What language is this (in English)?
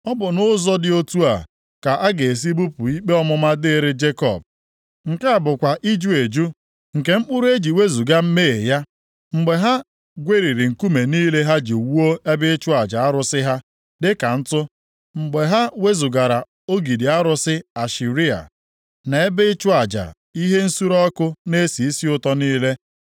Igbo